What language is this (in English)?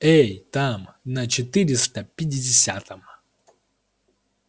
Russian